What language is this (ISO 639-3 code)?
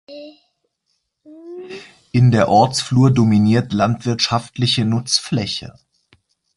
deu